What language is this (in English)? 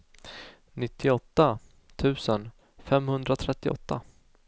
Swedish